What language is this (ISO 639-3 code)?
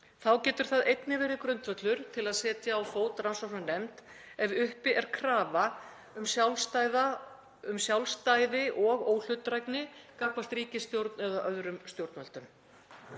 isl